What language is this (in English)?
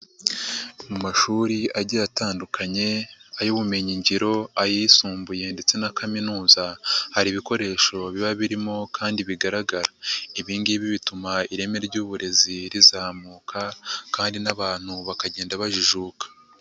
Kinyarwanda